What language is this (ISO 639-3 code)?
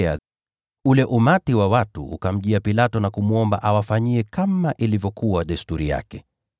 swa